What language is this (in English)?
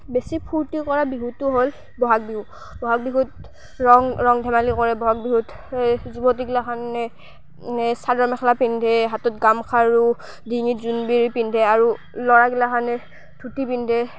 Assamese